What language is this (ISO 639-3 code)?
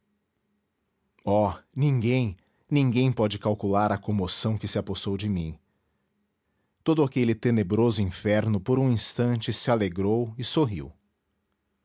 por